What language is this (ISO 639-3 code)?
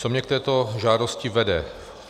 ces